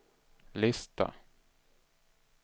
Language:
Swedish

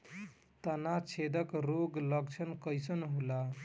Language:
Bhojpuri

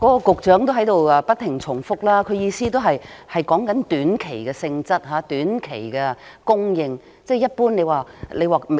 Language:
Cantonese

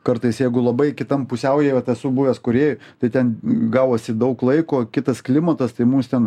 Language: Lithuanian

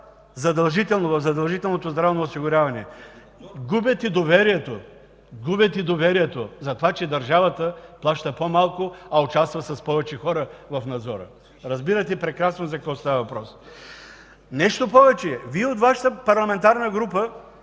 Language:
Bulgarian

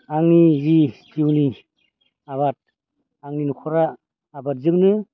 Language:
Bodo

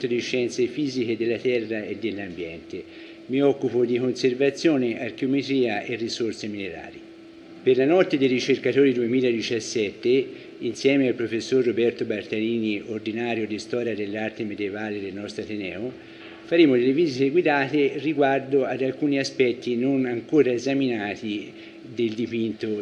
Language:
Italian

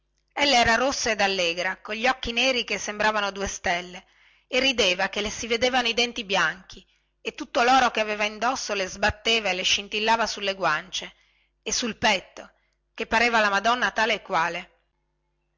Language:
Italian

